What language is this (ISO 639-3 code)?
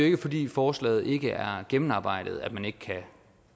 dan